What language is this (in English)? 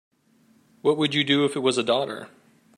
English